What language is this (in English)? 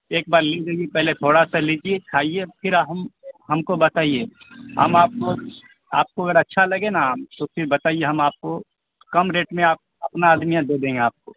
Urdu